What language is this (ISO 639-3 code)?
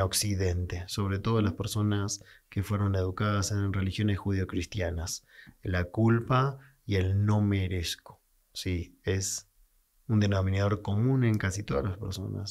spa